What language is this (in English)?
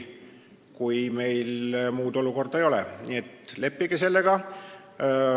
Estonian